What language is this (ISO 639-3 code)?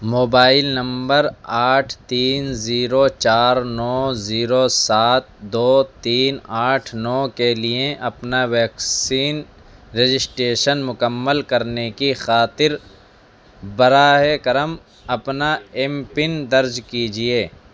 urd